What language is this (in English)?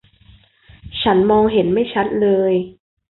Thai